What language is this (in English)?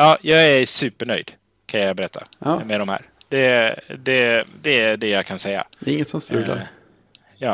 Swedish